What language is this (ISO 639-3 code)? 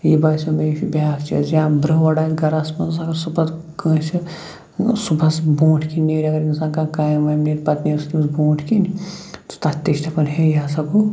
kas